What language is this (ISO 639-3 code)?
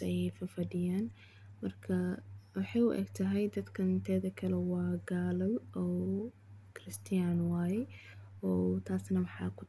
som